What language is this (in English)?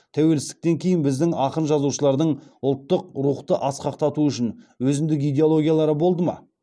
Kazakh